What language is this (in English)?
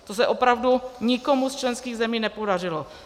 Czech